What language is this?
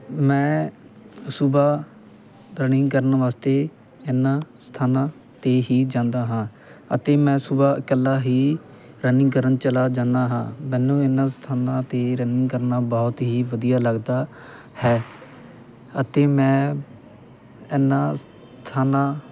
Punjabi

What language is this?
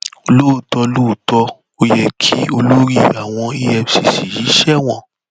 Yoruba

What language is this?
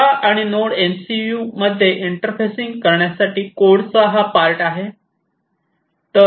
Marathi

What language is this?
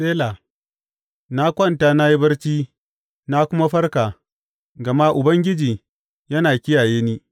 Hausa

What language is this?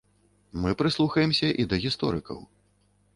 Belarusian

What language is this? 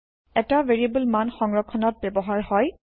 Assamese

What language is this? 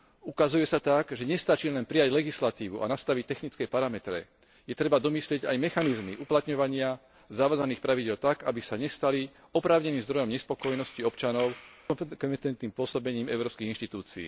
Slovak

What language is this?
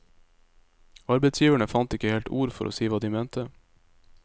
Norwegian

